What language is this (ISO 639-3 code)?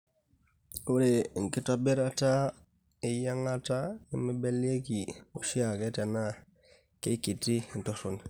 mas